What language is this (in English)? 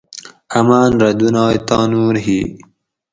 Gawri